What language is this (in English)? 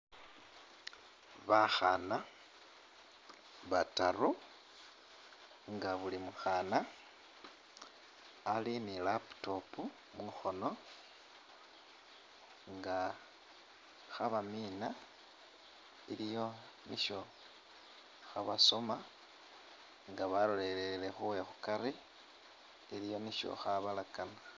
Masaaba